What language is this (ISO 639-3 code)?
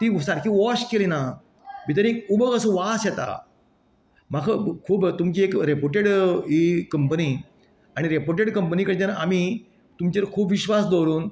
kok